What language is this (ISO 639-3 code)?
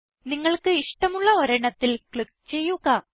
mal